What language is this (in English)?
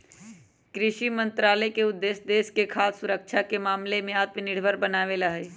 Magahi